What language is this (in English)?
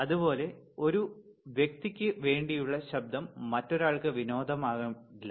Malayalam